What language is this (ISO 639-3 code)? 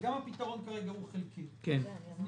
heb